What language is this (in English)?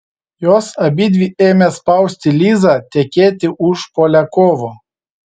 Lithuanian